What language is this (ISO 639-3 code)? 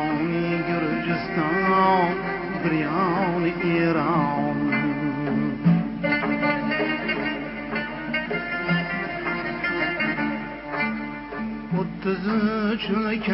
uzb